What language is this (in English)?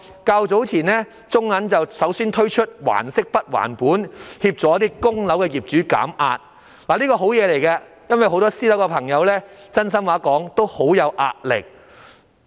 Cantonese